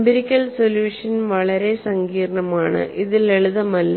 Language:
Malayalam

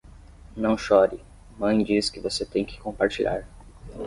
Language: Portuguese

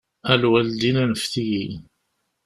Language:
Kabyle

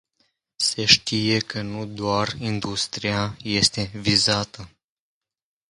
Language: Romanian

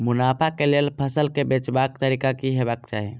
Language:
Maithili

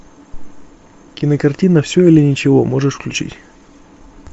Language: Russian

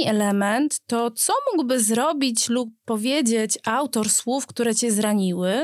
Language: Polish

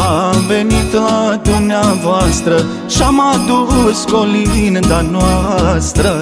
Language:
Romanian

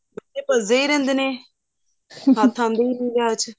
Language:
Punjabi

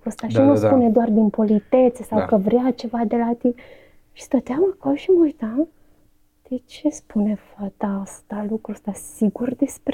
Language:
Romanian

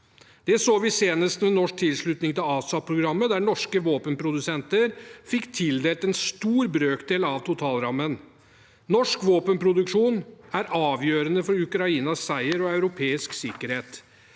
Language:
Norwegian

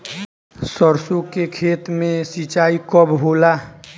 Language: Bhojpuri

